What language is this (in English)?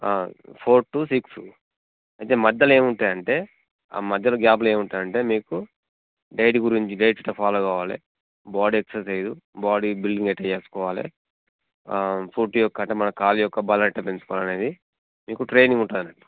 Telugu